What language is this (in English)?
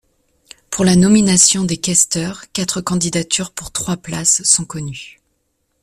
French